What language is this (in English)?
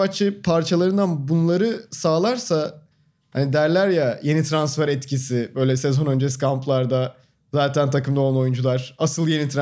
Turkish